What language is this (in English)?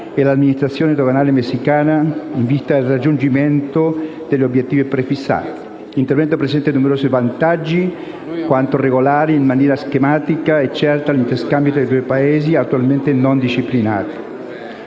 Italian